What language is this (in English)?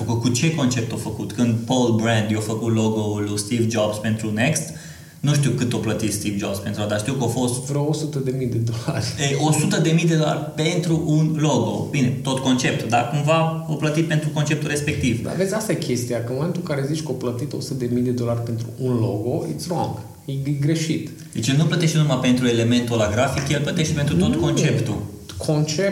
Romanian